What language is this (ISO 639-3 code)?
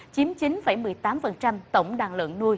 vie